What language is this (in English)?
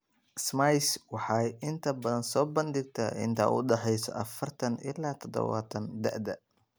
Somali